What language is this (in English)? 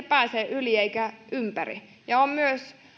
Finnish